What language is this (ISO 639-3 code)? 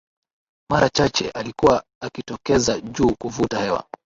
swa